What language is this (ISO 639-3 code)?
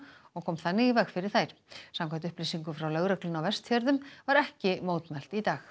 isl